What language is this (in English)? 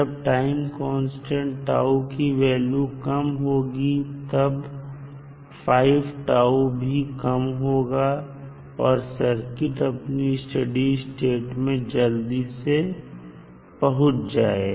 Hindi